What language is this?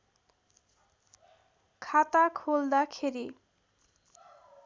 Nepali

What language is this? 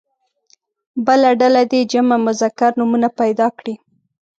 Pashto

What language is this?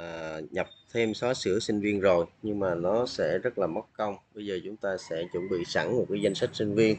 Vietnamese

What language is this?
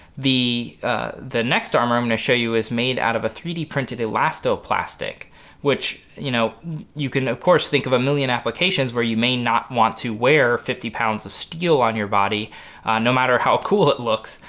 English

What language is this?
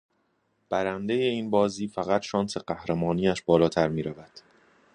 Persian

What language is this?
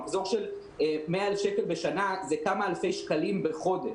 Hebrew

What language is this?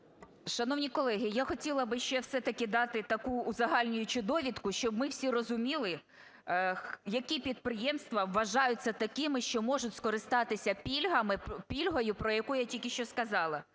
Ukrainian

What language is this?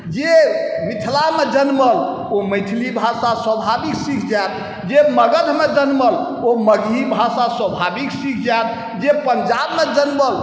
Maithili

